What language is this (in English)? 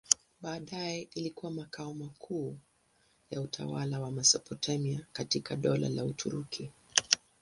Swahili